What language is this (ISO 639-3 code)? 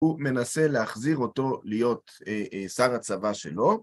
heb